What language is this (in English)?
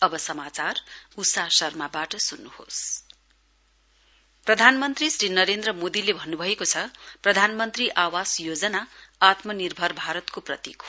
Nepali